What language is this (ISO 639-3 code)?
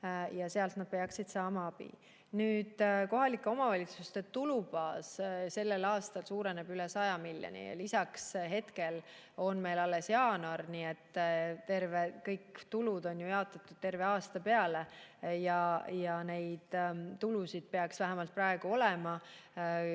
est